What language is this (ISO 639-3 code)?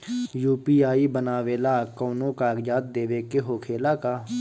bho